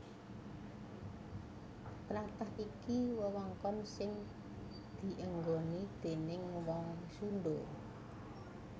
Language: Javanese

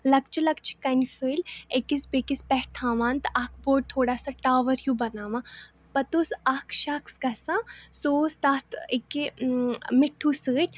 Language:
Kashmiri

